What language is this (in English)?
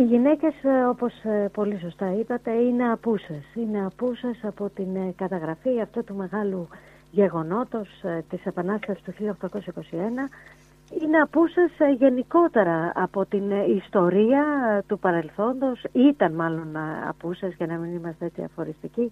Greek